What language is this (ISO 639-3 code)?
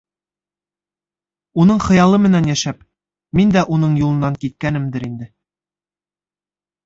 bak